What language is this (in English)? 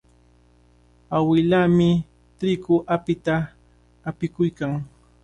Cajatambo North Lima Quechua